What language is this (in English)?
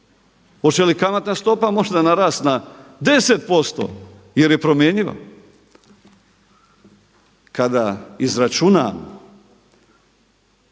Croatian